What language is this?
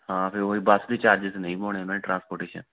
Punjabi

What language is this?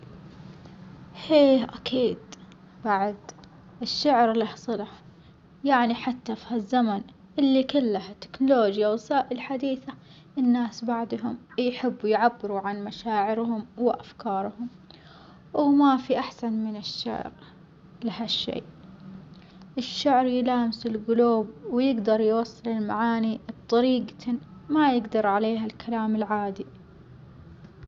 Omani Arabic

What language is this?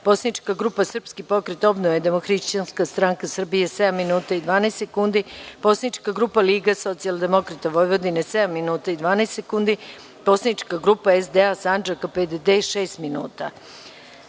Serbian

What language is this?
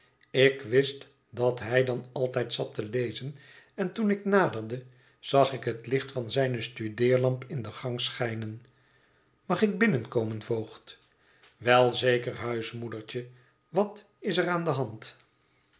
Dutch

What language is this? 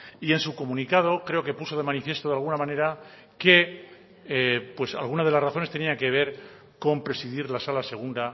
Spanish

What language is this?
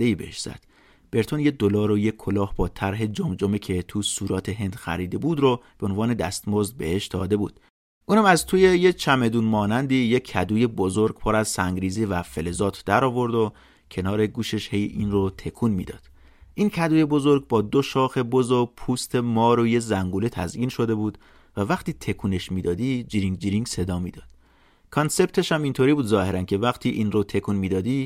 Persian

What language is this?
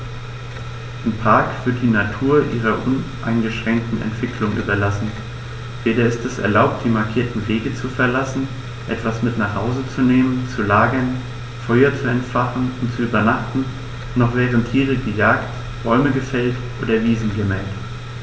German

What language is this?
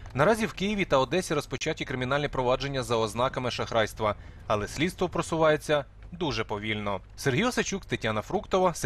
Ukrainian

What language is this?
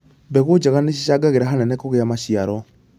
Kikuyu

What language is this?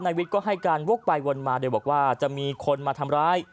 Thai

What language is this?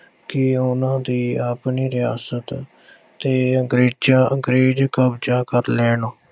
Punjabi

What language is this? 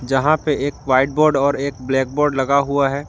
Hindi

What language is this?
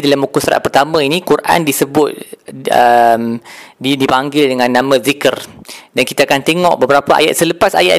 Malay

